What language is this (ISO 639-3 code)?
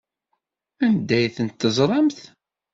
kab